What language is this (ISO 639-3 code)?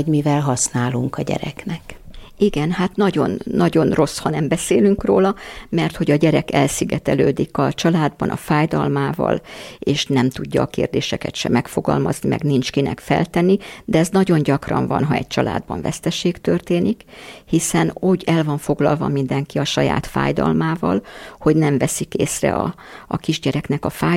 hun